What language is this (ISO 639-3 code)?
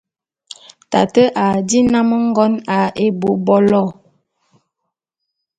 bum